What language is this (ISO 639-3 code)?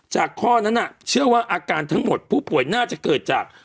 tha